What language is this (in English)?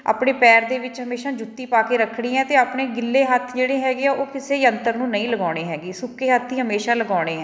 Punjabi